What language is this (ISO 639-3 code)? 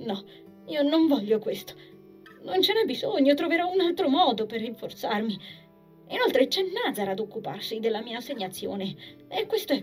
ita